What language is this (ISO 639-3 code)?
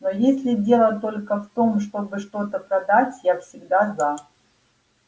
rus